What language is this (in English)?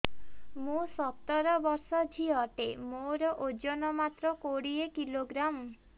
Odia